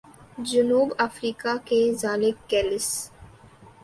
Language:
Urdu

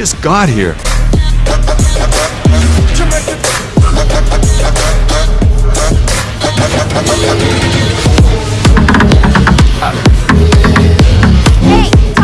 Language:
English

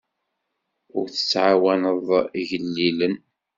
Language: Kabyle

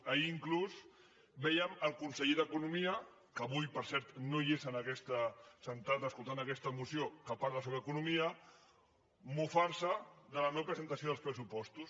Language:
Catalan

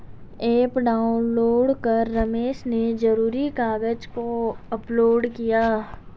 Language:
Hindi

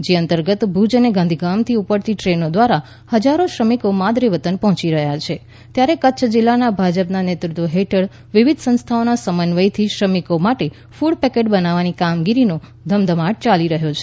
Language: Gujarati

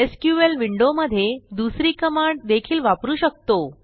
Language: Marathi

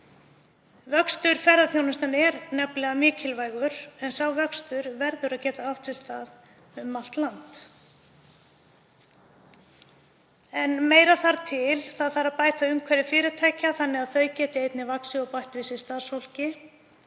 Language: Icelandic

